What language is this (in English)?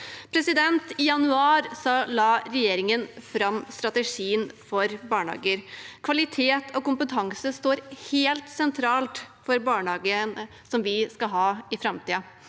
Norwegian